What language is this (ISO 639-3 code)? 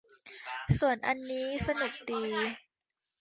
tha